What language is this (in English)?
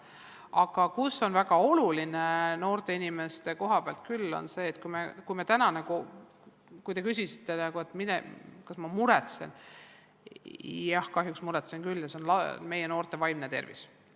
Estonian